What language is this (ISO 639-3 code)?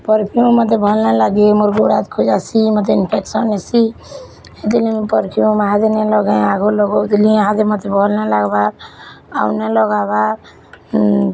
ori